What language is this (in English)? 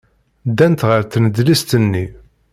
Kabyle